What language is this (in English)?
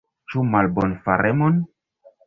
Esperanto